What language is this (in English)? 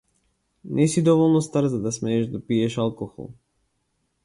Macedonian